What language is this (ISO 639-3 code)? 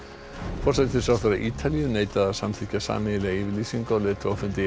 isl